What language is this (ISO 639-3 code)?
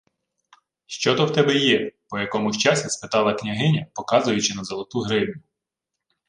ukr